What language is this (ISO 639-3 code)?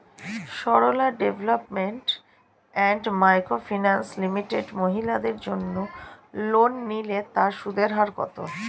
ben